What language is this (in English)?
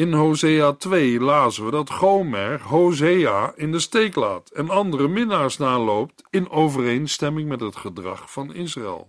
Dutch